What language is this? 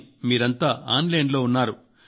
Telugu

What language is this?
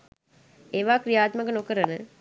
Sinhala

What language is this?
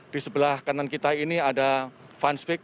Indonesian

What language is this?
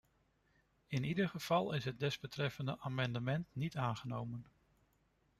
Dutch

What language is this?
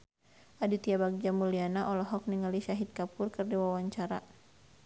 Sundanese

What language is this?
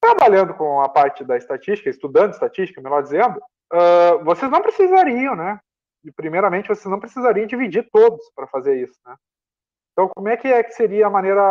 Portuguese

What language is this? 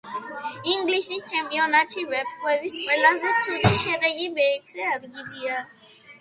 Georgian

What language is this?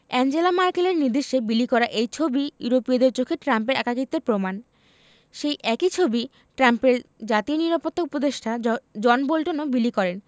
Bangla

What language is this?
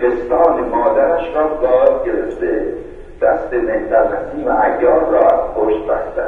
Persian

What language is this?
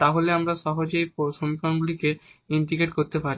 Bangla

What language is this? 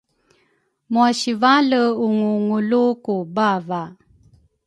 Rukai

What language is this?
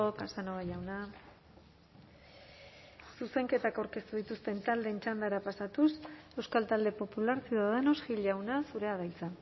Basque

